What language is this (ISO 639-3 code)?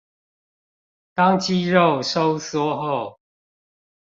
zho